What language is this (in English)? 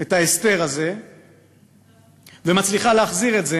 Hebrew